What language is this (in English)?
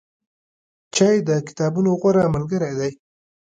Pashto